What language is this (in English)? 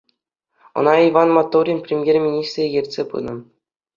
Chuvash